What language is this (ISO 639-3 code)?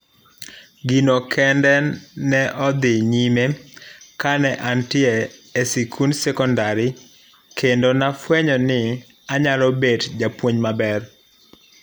luo